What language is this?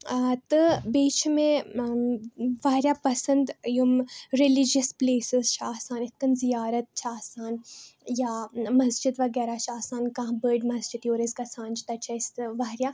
Kashmiri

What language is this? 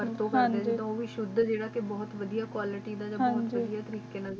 Punjabi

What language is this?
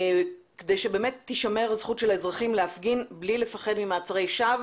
Hebrew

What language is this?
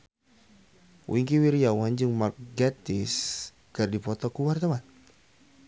Sundanese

